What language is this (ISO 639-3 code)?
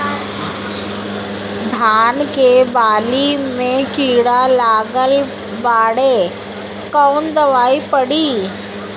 bho